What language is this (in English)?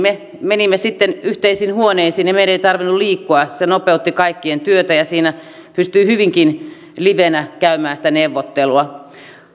Finnish